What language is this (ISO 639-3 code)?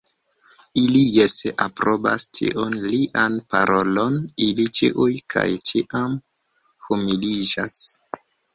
epo